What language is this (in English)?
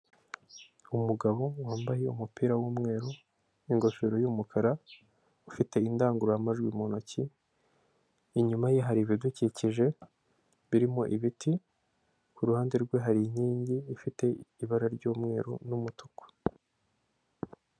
Kinyarwanda